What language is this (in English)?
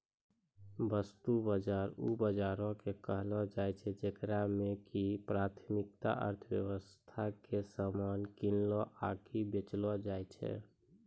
Maithili